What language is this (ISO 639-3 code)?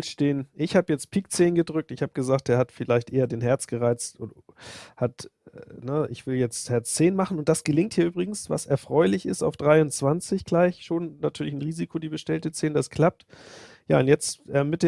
deu